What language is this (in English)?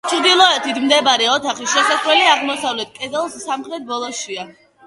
Georgian